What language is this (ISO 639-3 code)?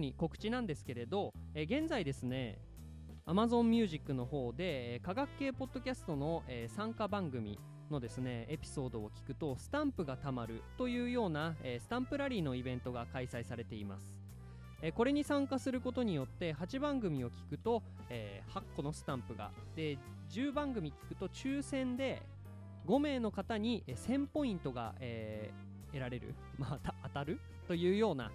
jpn